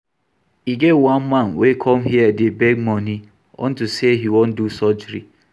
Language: Nigerian Pidgin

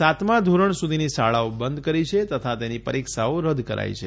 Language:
Gujarati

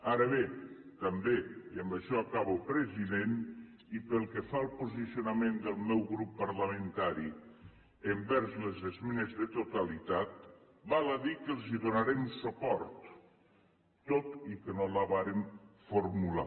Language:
Catalan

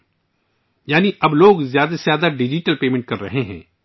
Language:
Urdu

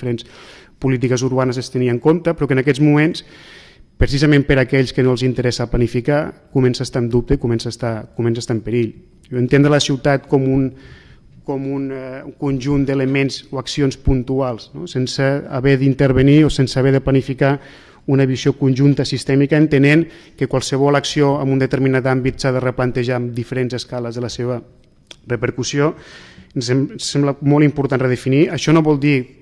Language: Spanish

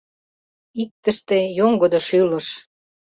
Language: Mari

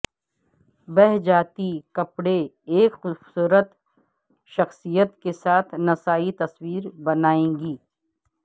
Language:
Urdu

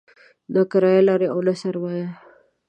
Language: Pashto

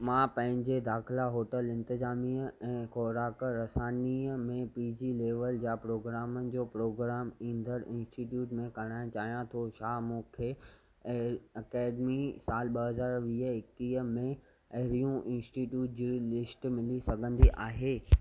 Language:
Sindhi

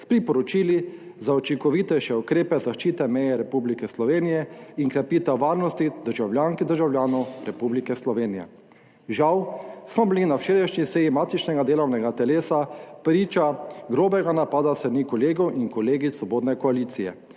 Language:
Slovenian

